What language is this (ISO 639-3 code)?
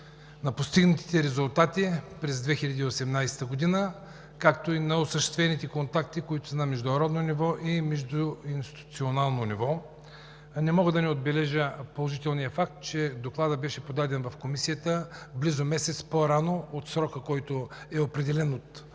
bul